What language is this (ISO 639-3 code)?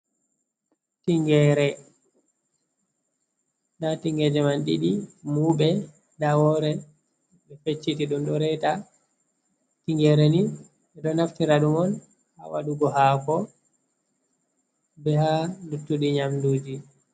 ful